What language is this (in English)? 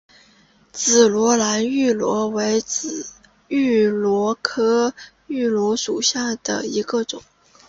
Chinese